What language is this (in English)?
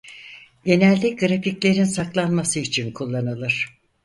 Turkish